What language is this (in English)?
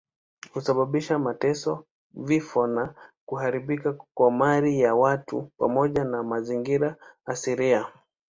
Swahili